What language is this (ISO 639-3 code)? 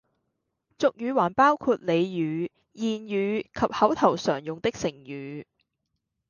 yue